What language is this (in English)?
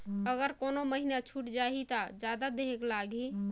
Chhattisgarhi